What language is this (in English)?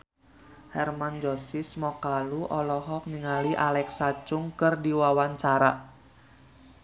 Sundanese